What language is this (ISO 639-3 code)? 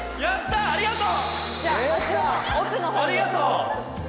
jpn